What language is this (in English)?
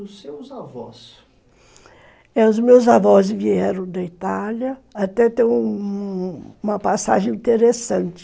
Portuguese